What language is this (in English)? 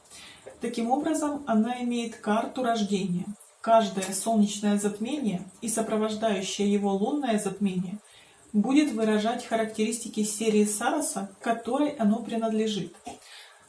Russian